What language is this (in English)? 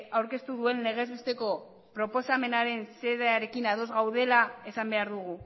Basque